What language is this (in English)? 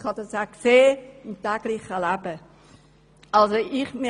Swiss German